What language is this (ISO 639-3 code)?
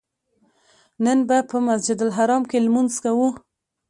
pus